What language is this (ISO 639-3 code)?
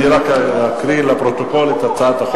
heb